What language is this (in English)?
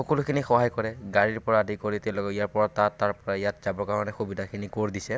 Assamese